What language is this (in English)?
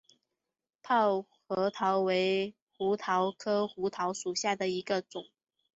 Chinese